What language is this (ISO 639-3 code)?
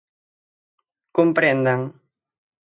glg